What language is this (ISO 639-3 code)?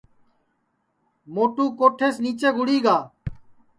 ssi